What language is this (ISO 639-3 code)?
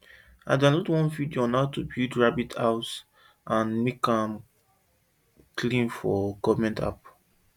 pcm